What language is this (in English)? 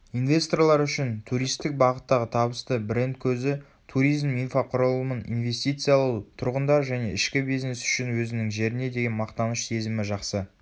Kazakh